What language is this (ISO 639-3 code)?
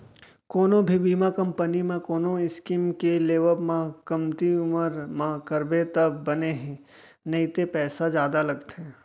hne